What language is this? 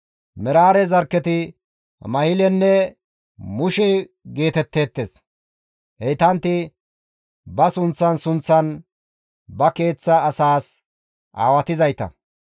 Gamo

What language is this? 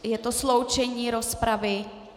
Czech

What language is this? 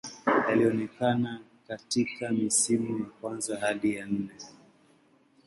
Swahili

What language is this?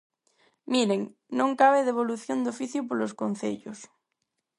Galician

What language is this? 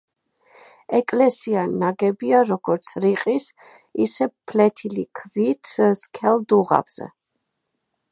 Georgian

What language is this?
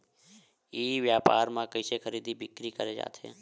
Chhattisgarhi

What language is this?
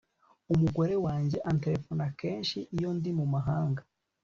Kinyarwanda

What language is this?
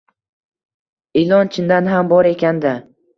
Uzbek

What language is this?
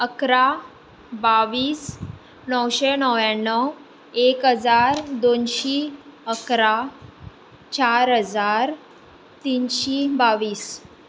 Konkani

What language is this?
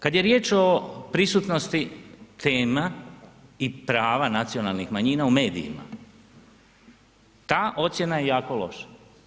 Croatian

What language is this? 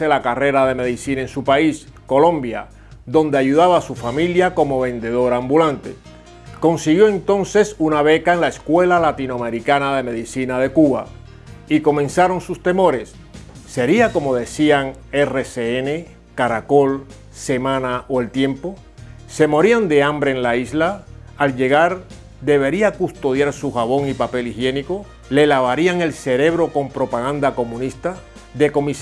Spanish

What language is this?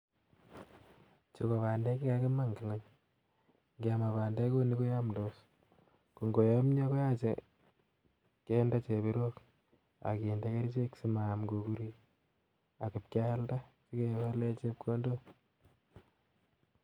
Kalenjin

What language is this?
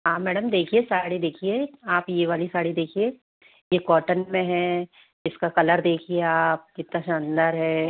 Hindi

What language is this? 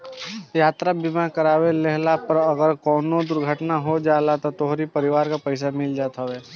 Bhojpuri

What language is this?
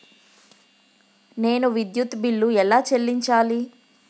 Telugu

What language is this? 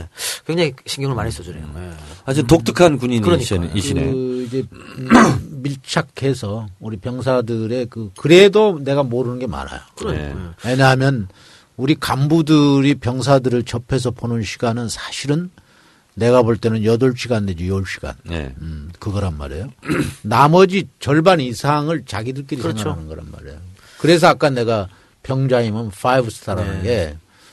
Korean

